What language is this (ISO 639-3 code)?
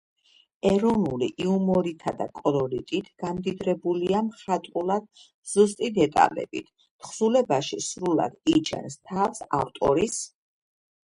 kat